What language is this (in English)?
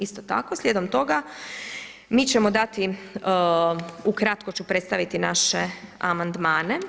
Croatian